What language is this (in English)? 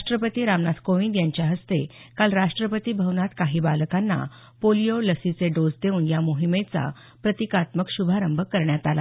Marathi